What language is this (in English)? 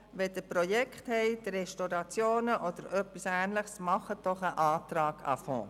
Swiss German